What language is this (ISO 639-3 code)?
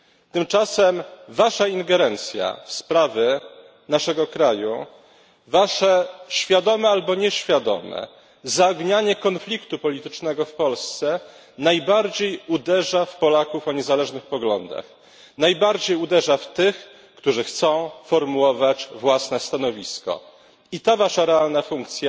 pol